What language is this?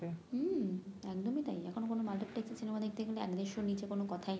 Bangla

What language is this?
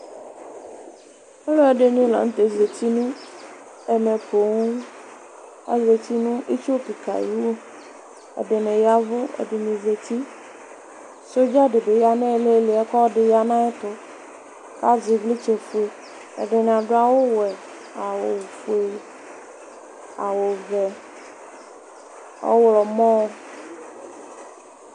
Ikposo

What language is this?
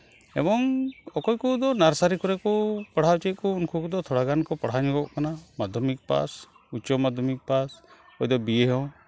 Santali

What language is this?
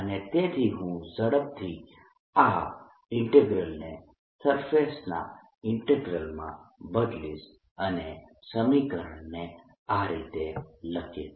Gujarati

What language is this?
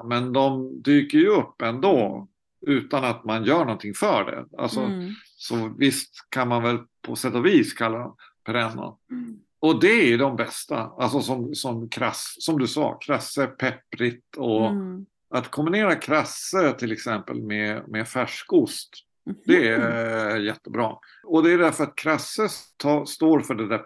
Swedish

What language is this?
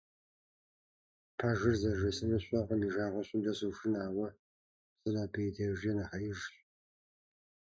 Kabardian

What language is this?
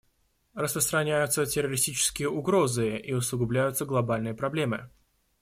Russian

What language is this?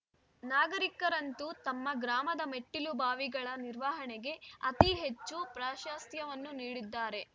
Kannada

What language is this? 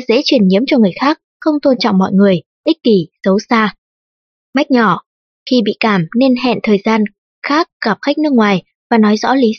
Vietnamese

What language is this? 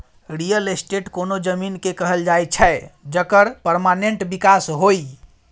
Maithili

